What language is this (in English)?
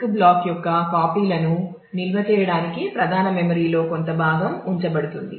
Telugu